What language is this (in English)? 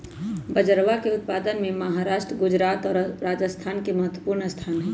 Magahi